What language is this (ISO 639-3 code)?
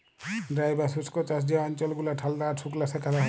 ben